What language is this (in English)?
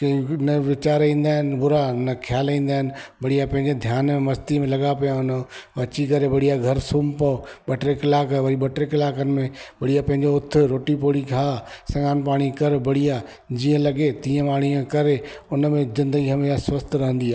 Sindhi